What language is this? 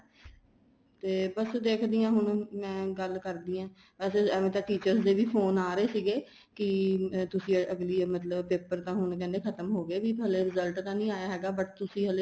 Punjabi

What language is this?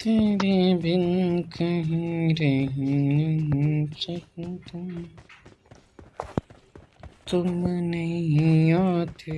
Hindi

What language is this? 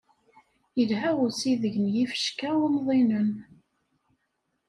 Kabyle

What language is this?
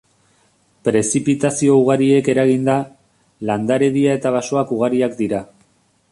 Basque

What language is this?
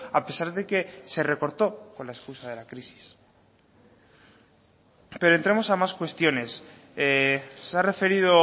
Spanish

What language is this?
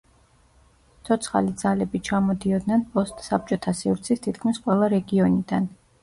Georgian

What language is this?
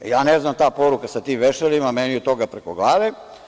Serbian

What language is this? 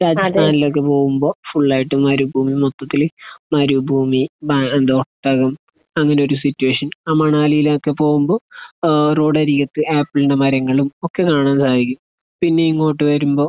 Malayalam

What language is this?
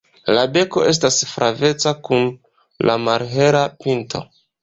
Esperanto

